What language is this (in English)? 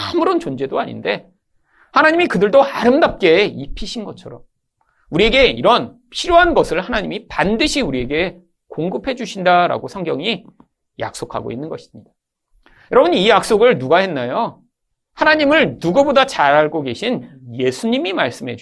Korean